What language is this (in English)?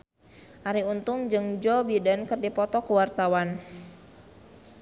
Sundanese